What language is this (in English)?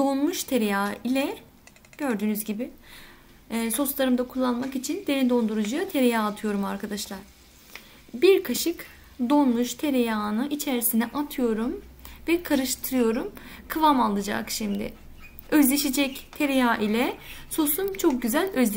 Turkish